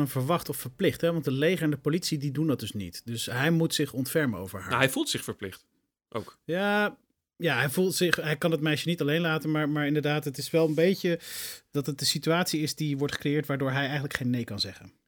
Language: Dutch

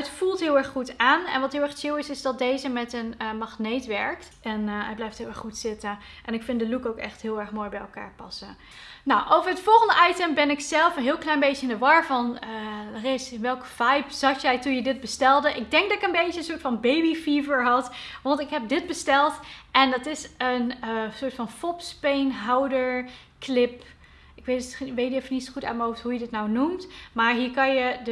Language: Dutch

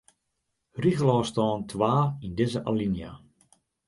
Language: Western Frisian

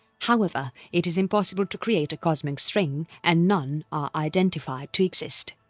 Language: English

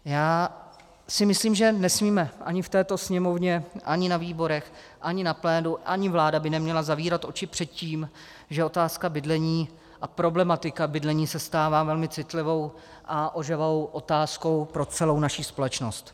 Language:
Czech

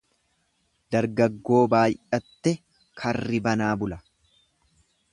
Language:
Oromo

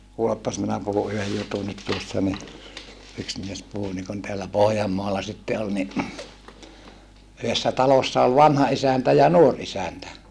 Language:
Finnish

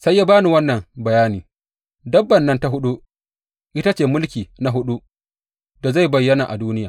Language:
Hausa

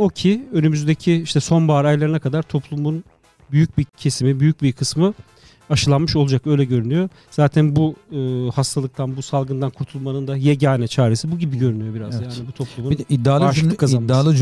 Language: Turkish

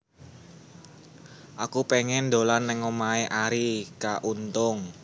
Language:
Javanese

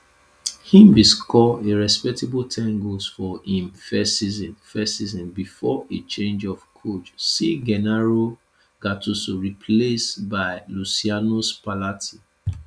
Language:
Nigerian Pidgin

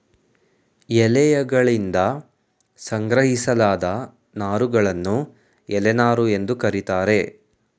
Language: Kannada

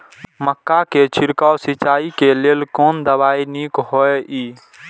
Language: Maithili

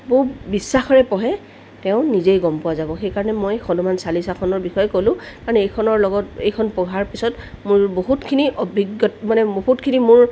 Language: Assamese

